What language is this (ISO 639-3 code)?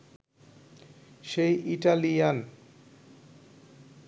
ben